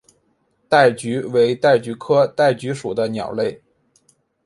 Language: Chinese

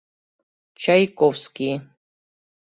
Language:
Mari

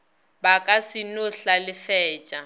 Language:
Northern Sotho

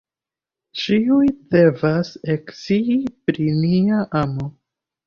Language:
Esperanto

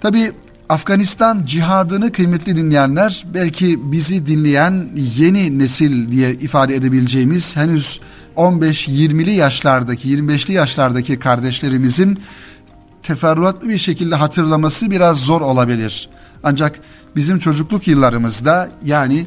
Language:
Turkish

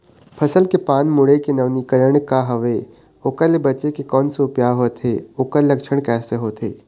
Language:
Chhattisgarhi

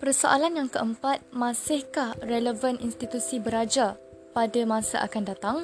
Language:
Malay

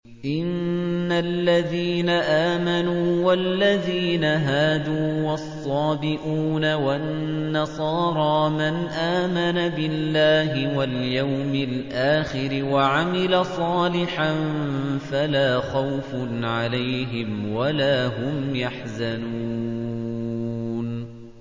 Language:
Arabic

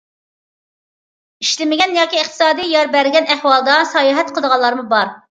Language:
Uyghur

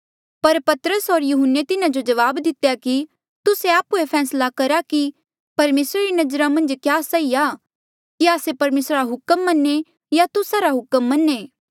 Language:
Mandeali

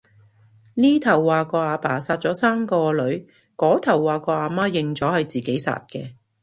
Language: Cantonese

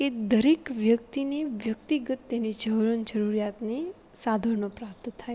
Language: Gujarati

